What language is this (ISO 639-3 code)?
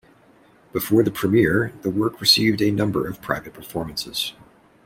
eng